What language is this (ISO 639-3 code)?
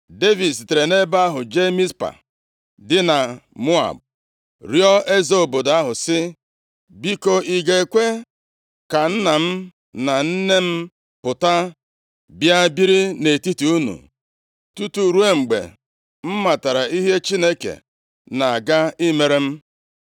ibo